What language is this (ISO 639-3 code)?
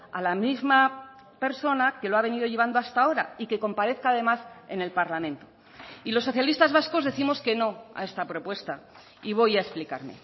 spa